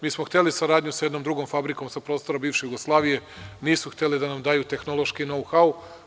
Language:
Serbian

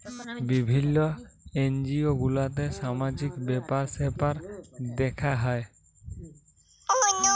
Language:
Bangla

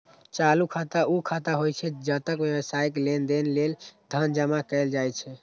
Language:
Maithili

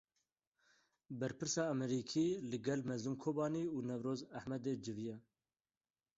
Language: Kurdish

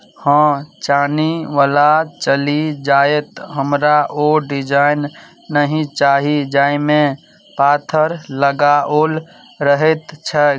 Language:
Maithili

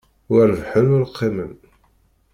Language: Kabyle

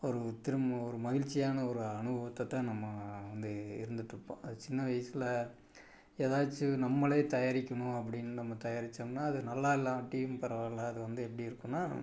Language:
Tamil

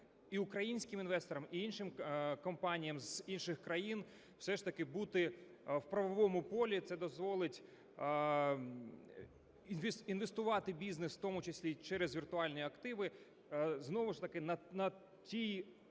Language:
Ukrainian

